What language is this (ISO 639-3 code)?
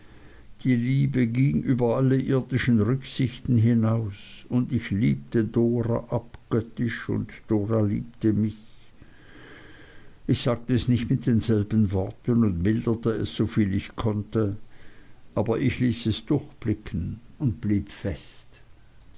deu